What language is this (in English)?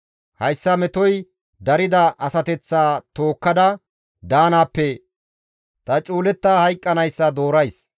Gamo